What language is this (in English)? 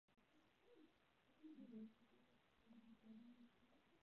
Chinese